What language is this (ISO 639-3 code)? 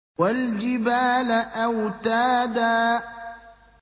ara